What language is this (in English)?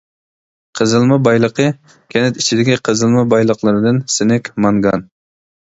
Uyghur